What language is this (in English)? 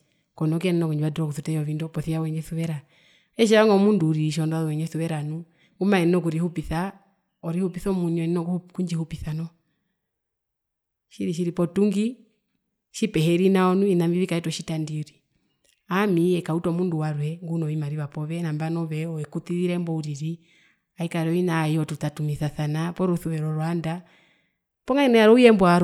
Herero